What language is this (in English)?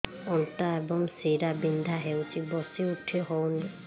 Odia